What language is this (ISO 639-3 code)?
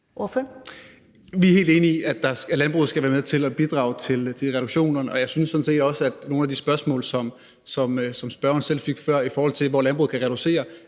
dan